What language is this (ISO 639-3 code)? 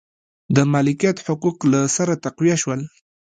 pus